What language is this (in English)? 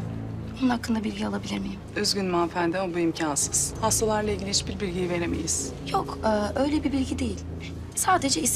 Turkish